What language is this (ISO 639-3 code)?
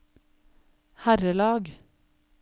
nor